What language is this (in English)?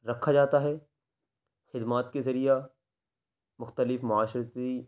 Urdu